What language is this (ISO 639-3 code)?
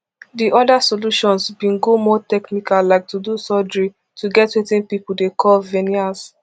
pcm